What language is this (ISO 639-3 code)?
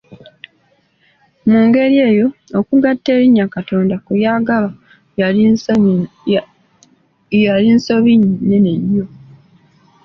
lug